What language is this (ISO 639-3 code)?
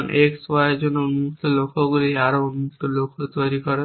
ben